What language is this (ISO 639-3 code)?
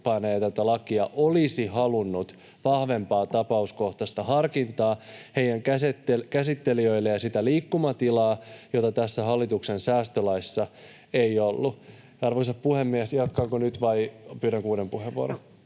fin